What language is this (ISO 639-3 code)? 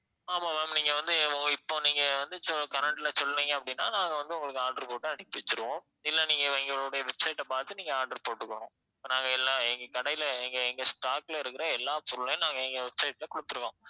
tam